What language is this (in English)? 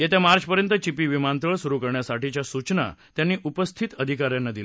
Marathi